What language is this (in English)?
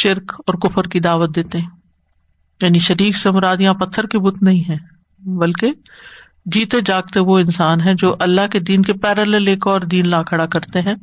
Urdu